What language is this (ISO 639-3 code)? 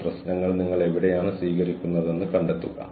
mal